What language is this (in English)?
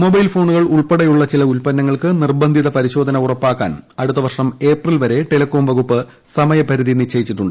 Malayalam